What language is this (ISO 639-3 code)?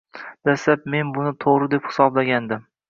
uzb